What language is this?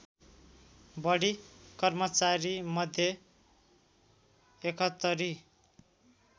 Nepali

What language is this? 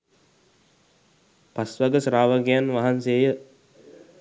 Sinhala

